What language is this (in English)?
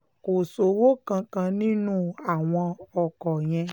Yoruba